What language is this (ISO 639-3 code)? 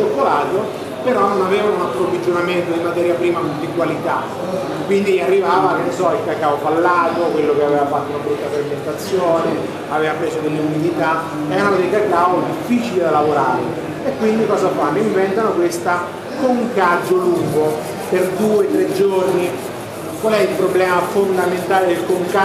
ita